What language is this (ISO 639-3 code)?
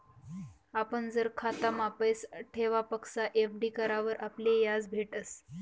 mar